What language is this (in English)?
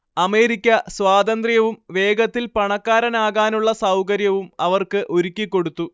Malayalam